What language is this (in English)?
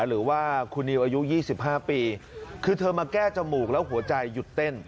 Thai